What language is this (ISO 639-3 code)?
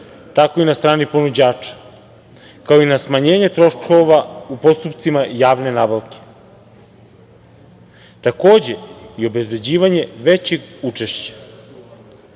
srp